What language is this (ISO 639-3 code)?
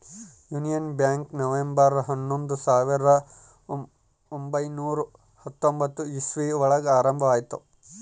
kan